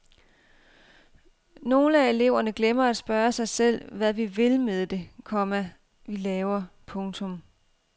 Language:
Danish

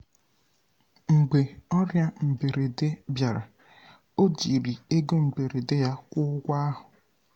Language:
Igbo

